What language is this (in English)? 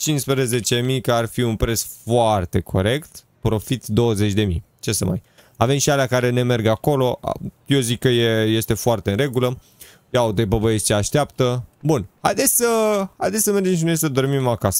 Romanian